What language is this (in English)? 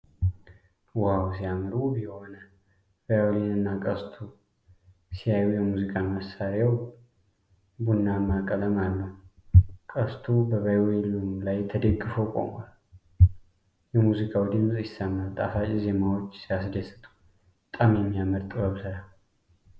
Amharic